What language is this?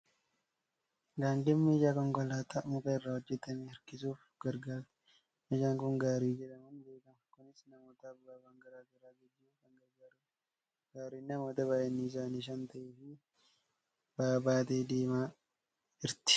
Oromo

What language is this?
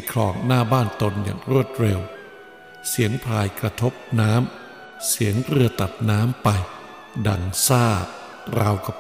Thai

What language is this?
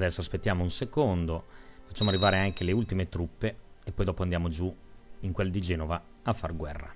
Italian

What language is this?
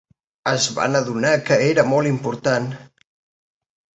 Catalan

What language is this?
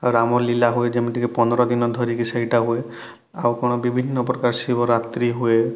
Odia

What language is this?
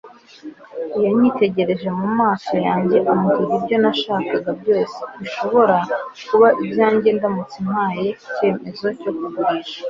Kinyarwanda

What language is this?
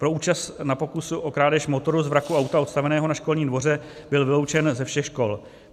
Czech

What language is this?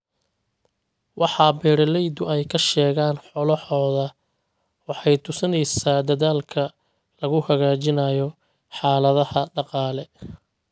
Somali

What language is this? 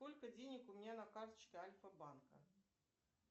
Russian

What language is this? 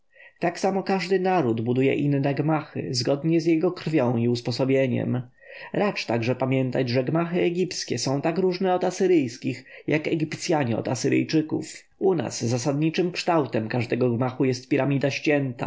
Polish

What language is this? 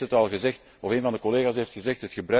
Dutch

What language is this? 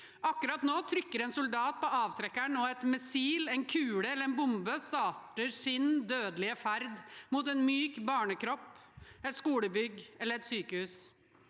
Norwegian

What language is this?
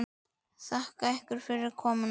Icelandic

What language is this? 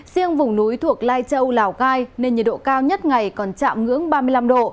Vietnamese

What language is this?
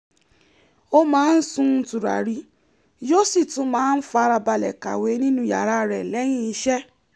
Yoruba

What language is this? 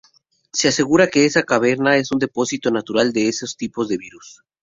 Spanish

